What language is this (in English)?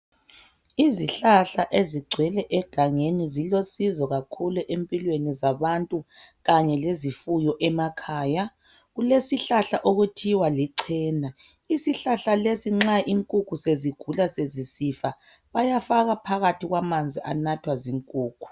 North Ndebele